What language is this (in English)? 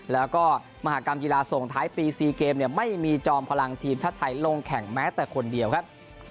Thai